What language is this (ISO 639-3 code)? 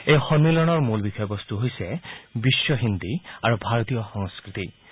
asm